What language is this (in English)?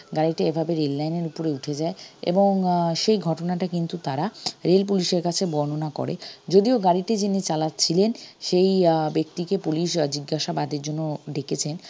Bangla